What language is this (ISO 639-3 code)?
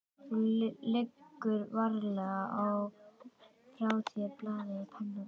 isl